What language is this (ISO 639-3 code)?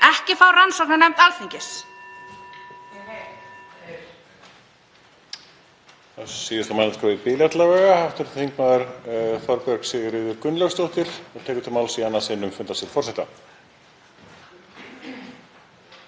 isl